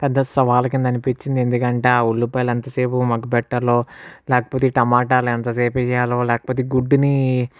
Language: Telugu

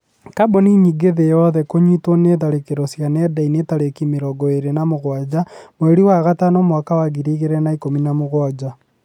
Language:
Kikuyu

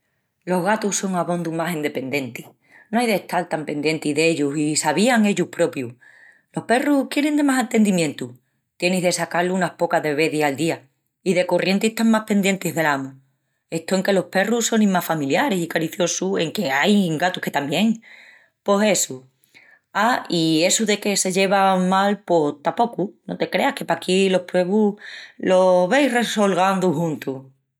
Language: Extremaduran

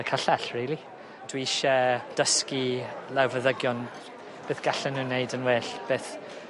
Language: Welsh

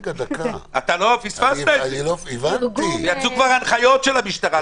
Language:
Hebrew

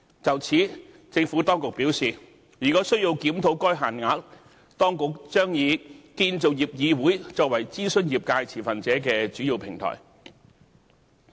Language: Cantonese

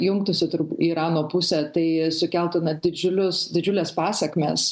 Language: Lithuanian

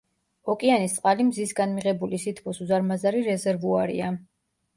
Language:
Georgian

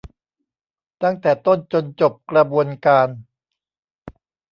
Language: Thai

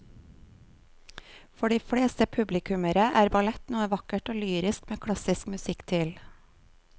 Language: Norwegian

